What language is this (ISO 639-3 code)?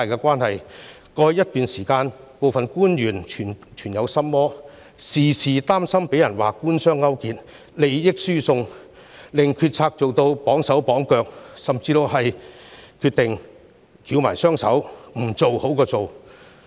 yue